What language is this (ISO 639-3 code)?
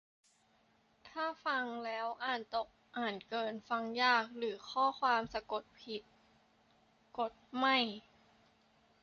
tha